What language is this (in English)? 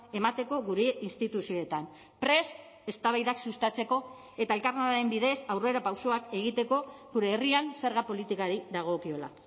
Basque